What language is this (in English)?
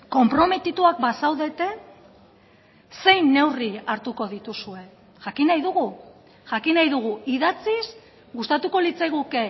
Basque